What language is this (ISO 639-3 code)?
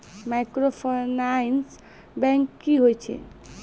mai